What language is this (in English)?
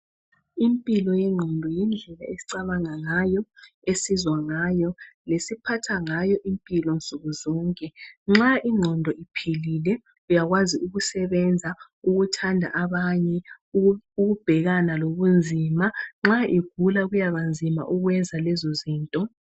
North Ndebele